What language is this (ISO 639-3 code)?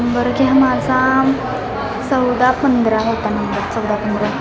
mar